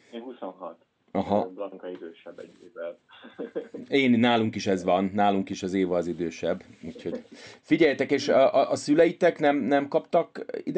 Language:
Hungarian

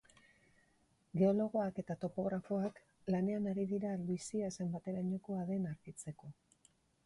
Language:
Basque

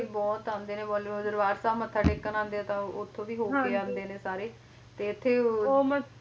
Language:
Punjabi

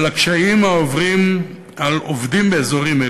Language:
Hebrew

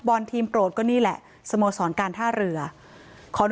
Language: Thai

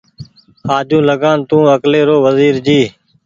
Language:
Goaria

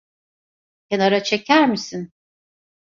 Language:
Turkish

